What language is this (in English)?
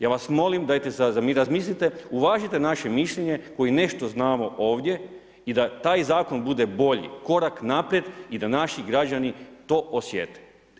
Croatian